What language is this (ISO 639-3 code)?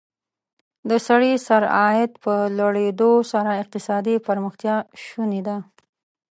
pus